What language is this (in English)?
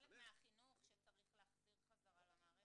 Hebrew